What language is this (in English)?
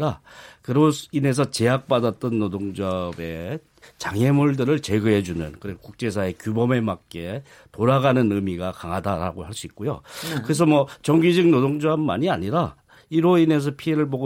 Korean